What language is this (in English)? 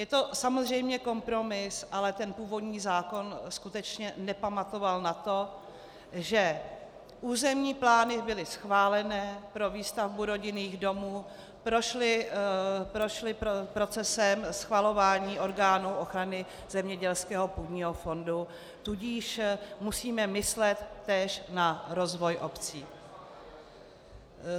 Czech